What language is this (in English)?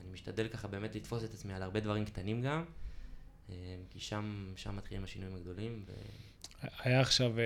Hebrew